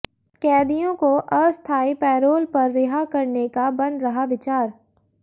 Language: Hindi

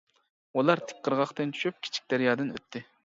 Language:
Uyghur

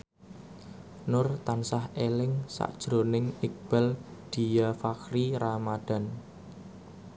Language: Javanese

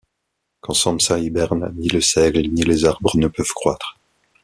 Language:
French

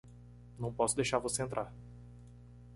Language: Portuguese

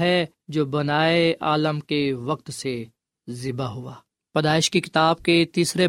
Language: Urdu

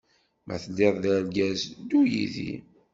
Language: Kabyle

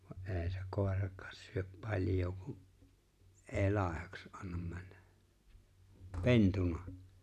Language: Finnish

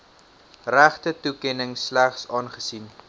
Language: Afrikaans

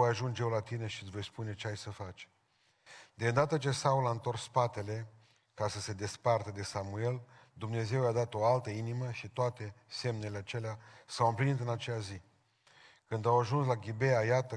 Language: Romanian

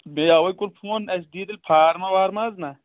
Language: Kashmiri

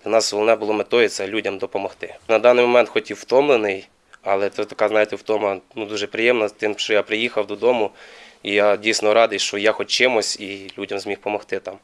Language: Ukrainian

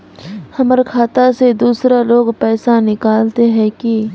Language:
Magahi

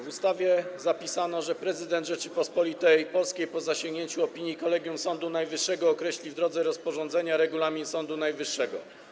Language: Polish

